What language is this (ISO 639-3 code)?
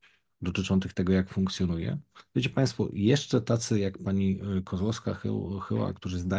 pol